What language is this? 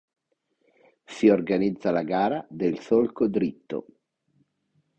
Italian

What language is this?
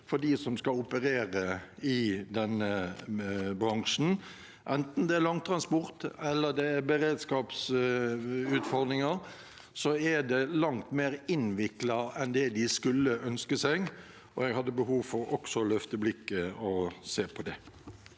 Norwegian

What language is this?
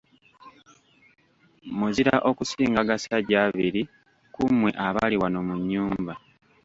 Ganda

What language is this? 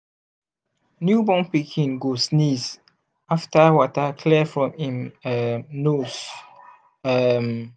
Nigerian Pidgin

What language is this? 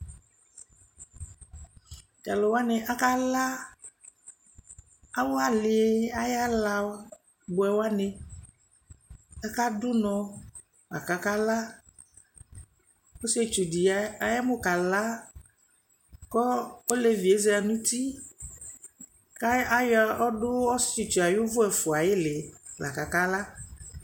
Ikposo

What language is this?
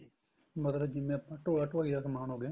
Punjabi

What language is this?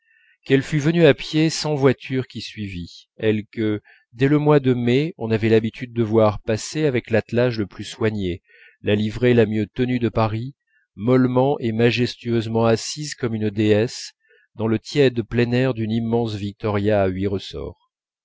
French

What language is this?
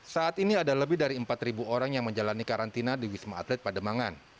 Indonesian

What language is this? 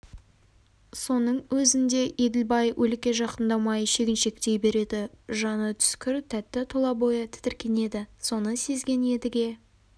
Kazakh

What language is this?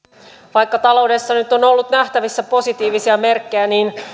Finnish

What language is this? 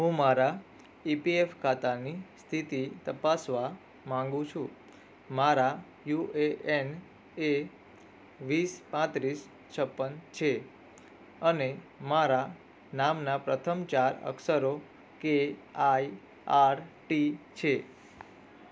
Gujarati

